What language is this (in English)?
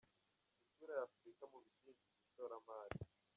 Kinyarwanda